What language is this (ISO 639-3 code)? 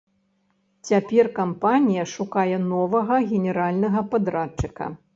bel